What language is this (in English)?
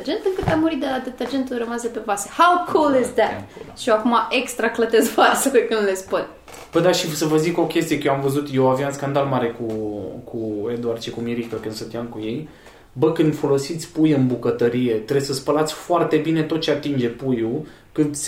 Romanian